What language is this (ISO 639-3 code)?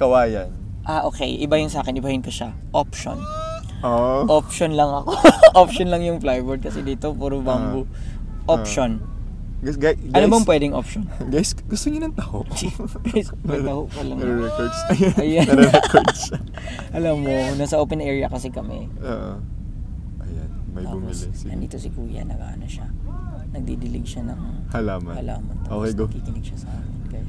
fil